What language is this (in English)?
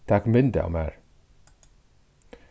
Faroese